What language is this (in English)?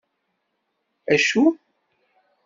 Kabyle